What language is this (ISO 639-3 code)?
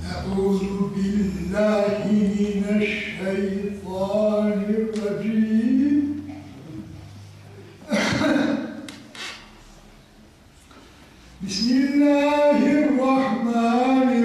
nld